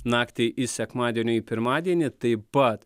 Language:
Lithuanian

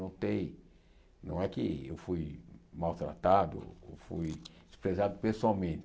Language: Portuguese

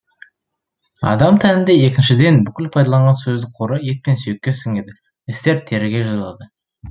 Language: Kazakh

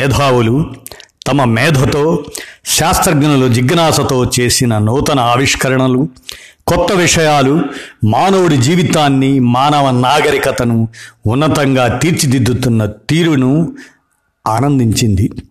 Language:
Telugu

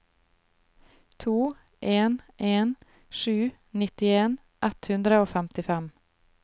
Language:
Norwegian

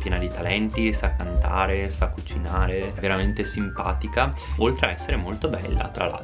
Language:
Italian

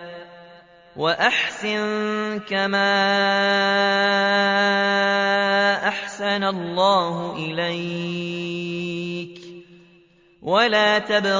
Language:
Arabic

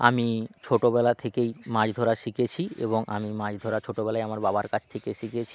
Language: Bangla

